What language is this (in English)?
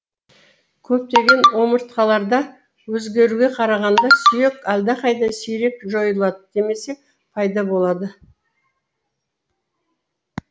Kazakh